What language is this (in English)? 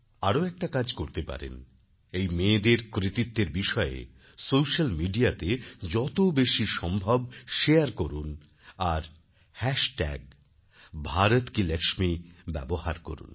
Bangla